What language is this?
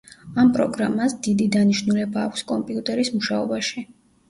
Georgian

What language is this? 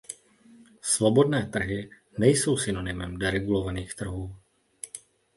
Czech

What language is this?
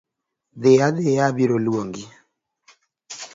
Luo (Kenya and Tanzania)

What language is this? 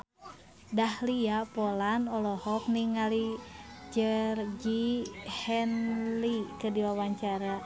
Sundanese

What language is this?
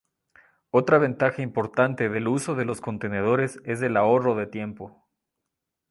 Spanish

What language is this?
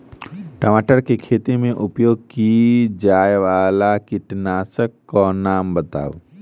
Maithili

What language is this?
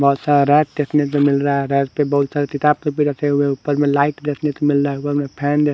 Hindi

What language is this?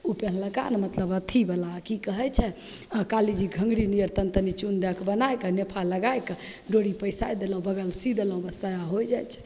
Maithili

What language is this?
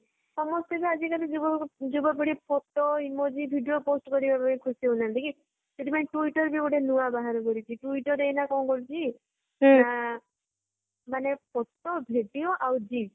Odia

